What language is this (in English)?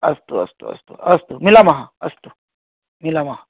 Sanskrit